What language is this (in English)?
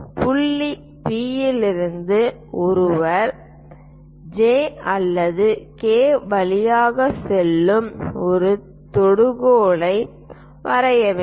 Tamil